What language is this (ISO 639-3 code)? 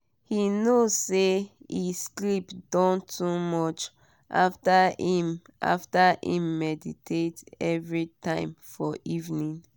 pcm